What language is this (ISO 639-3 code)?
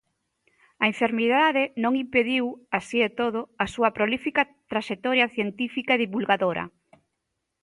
glg